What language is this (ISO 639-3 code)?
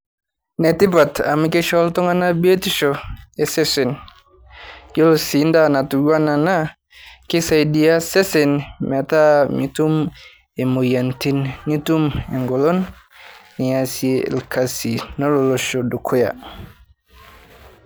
mas